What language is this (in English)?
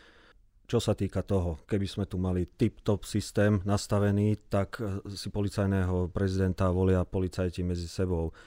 Slovak